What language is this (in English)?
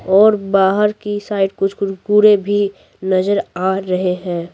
Hindi